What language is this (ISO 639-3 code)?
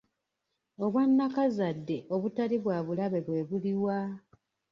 lug